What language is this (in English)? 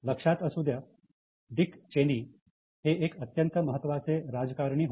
Marathi